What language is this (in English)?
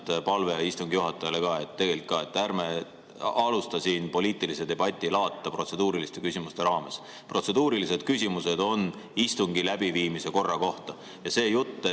Estonian